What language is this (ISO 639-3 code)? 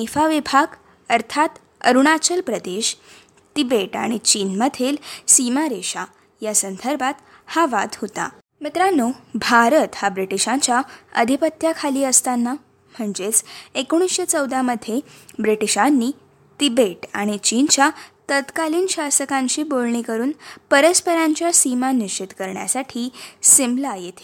mar